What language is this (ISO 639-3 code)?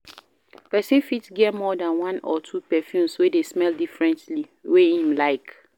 pcm